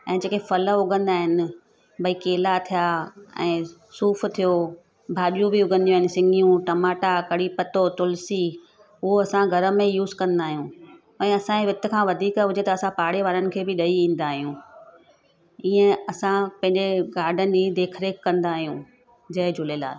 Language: Sindhi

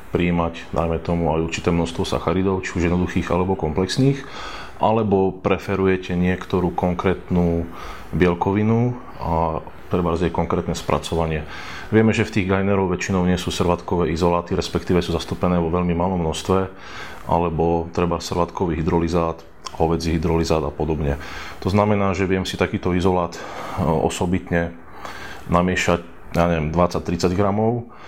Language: Slovak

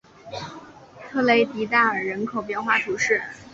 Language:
Chinese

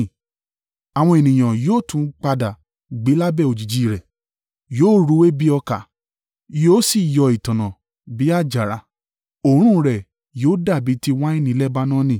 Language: Yoruba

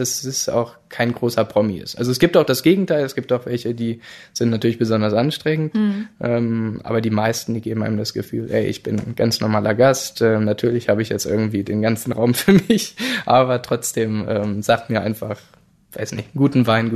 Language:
German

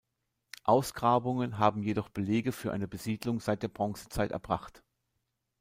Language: German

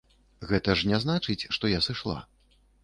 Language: Belarusian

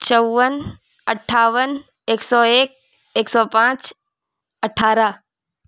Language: Urdu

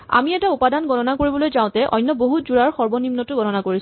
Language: Assamese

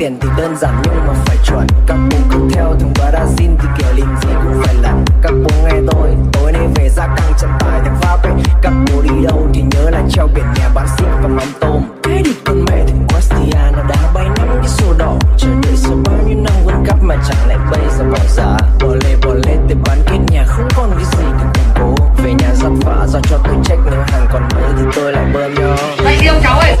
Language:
Vietnamese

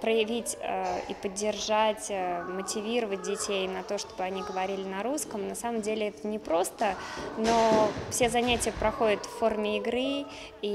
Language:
Russian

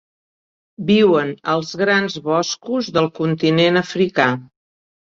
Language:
Catalan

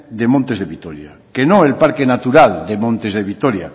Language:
Spanish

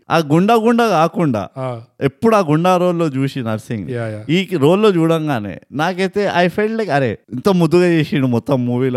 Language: Telugu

